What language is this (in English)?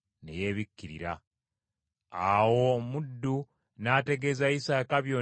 Ganda